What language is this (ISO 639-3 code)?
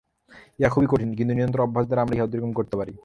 ben